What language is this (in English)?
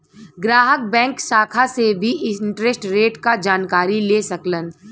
Bhojpuri